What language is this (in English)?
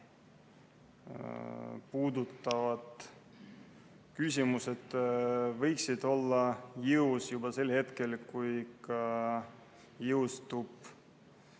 Estonian